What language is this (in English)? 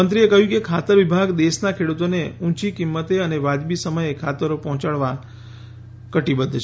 Gujarati